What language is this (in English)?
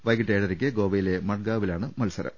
Malayalam